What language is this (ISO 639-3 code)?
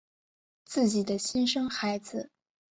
zho